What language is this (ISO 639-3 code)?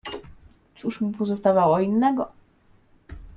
pol